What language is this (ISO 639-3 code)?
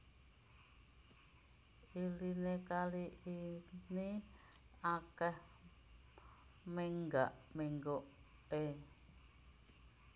jav